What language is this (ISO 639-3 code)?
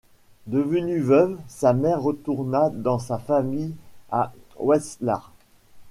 fra